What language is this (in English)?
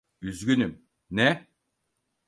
Turkish